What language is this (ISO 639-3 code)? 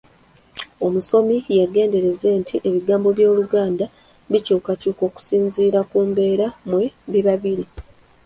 lug